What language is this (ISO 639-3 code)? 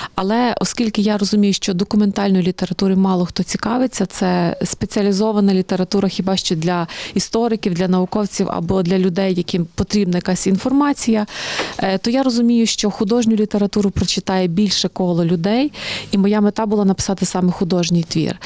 ukr